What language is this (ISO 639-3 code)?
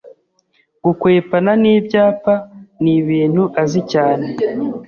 kin